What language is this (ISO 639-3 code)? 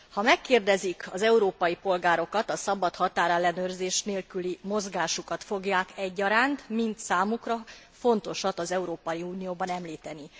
hun